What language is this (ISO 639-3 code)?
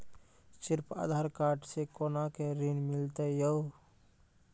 mai